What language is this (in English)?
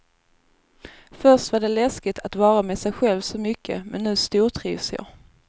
Swedish